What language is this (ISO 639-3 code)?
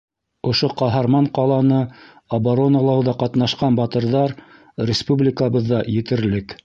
bak